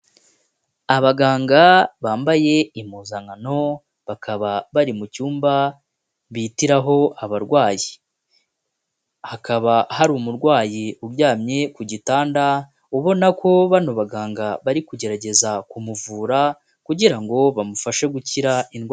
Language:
Kinyarwanda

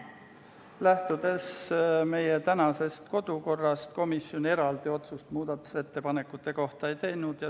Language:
Estonian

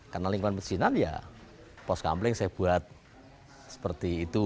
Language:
Indonesian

